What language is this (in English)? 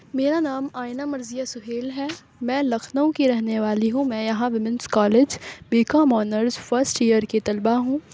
Urdu